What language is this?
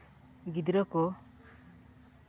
Santali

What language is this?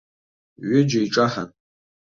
Abkhazian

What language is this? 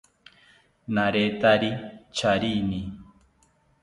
South Ucayali Ashéninka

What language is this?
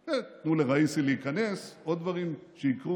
Hebrew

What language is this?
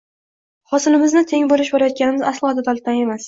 Uzbek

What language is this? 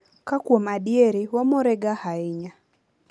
Luo (Kenya and Tanzania)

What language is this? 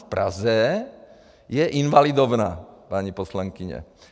Czech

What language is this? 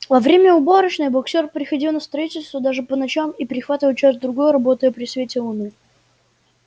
Russian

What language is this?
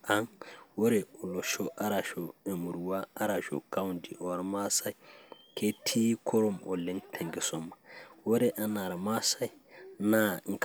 Masai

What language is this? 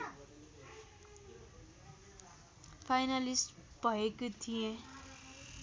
Nepali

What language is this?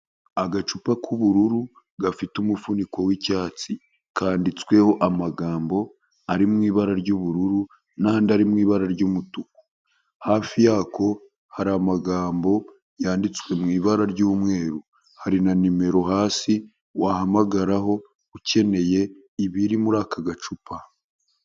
Kinyarwanda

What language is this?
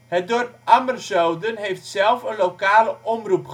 Dutch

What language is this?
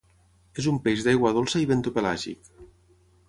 Catalan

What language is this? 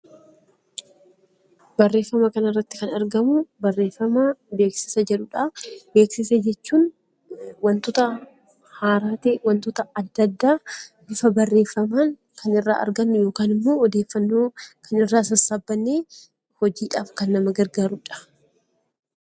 Oromo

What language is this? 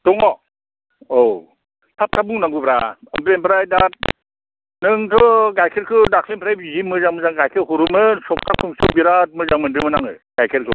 Bodo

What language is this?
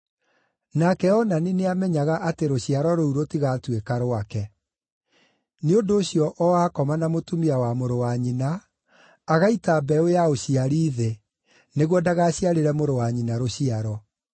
Kikuyu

